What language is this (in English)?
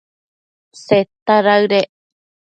Matsés